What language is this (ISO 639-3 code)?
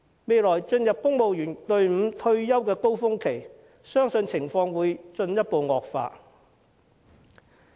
yue